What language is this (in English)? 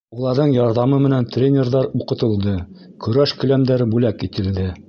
Bashkir